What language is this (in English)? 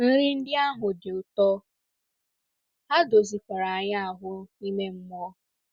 Igbo